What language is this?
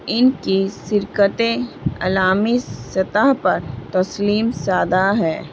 Urdu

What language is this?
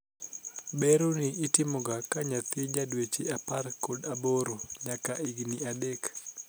Luo (Kenya and Tanzania)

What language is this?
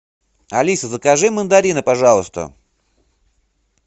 Russian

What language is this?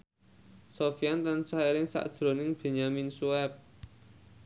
Javanese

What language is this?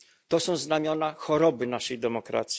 Polish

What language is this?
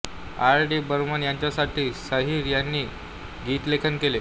Marathi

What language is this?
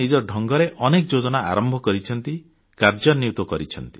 Odia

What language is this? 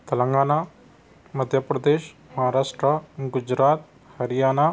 Urdu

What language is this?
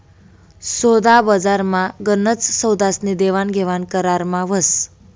Marathi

